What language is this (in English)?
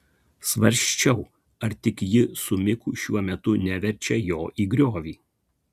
Lithuanian